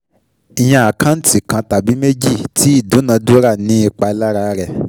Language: Yoruba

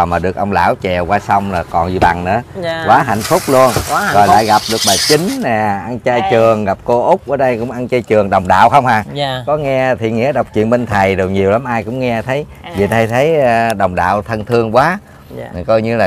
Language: Vietnamese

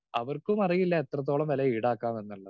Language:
Malayalam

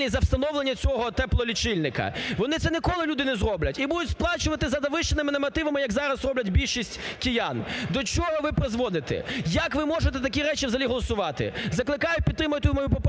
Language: Ukrainian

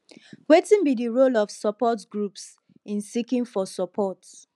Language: Nigerian Pidgin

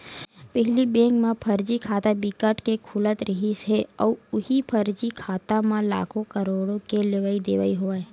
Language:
Chhattisgarhi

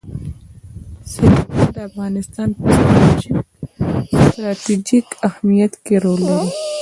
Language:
Pashto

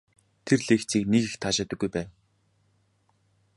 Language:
Mongolian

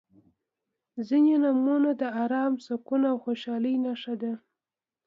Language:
Pashto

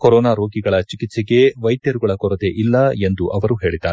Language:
Kannada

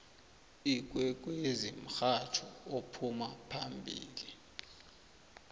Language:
South Ndebele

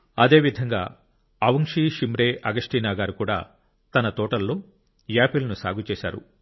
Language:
Telugu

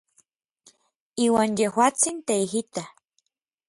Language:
Orizaba Nahuatl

